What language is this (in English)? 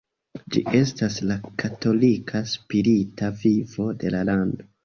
Esperanto